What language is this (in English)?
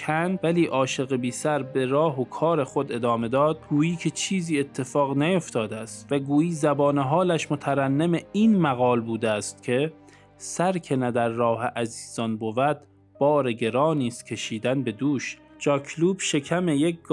Persian